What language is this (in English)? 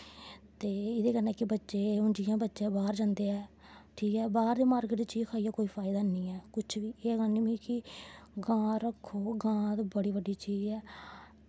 Dogri